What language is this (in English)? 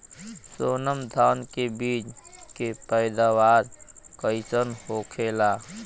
Bhojpuri